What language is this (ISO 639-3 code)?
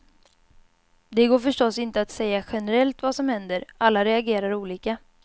swe